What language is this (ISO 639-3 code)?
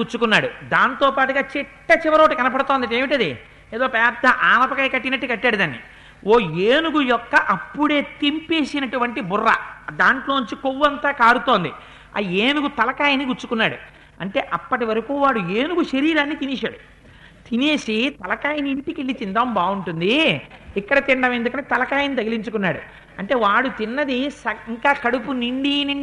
tel